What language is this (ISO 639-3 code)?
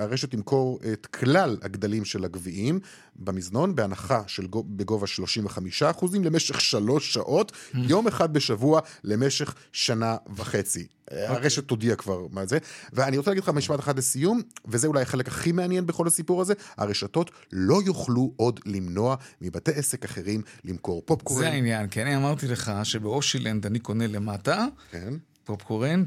heb